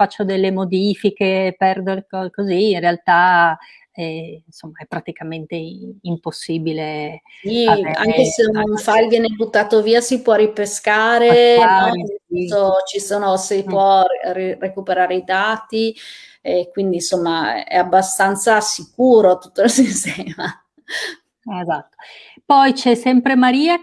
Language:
Italian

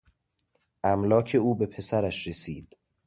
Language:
Persian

